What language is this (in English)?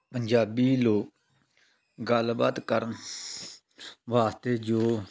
Punjabi